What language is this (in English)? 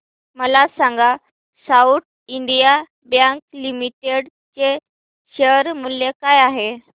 Marathi